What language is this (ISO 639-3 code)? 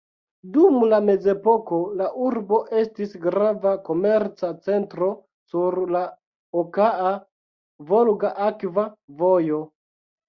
epo